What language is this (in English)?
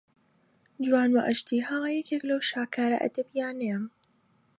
Central Kurdish